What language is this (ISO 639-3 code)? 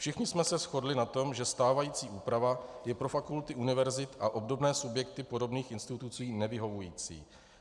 ces